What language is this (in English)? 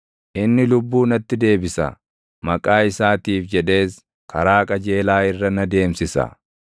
Oromo